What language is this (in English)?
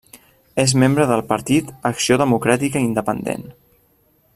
Catalan